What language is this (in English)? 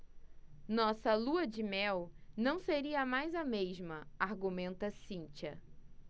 Portuguese